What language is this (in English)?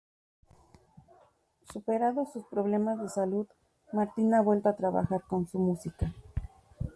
Spanish